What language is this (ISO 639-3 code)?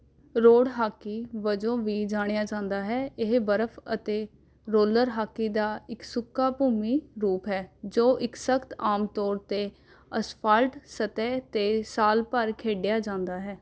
pan